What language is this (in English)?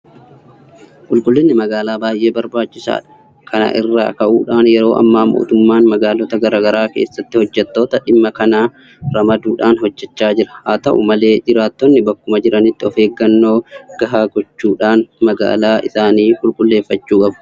Oromo